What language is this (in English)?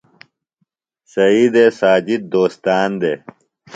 Phalura